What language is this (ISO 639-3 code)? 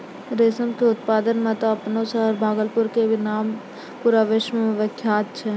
mai